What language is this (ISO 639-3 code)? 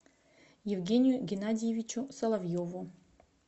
rus